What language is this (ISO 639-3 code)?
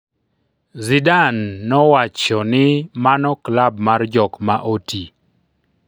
luo